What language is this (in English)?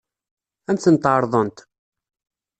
Kabyle